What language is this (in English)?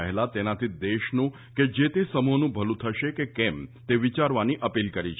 Gujarati